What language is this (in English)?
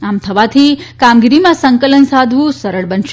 Gujarati